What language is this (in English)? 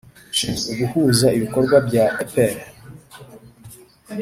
Kinyarwanda